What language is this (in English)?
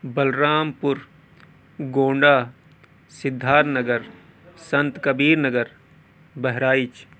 Urdu